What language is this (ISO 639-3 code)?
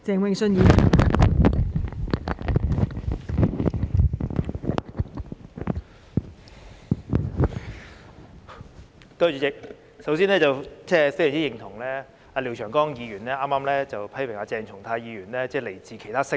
yue